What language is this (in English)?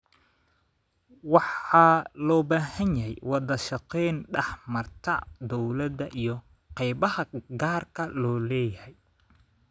Somali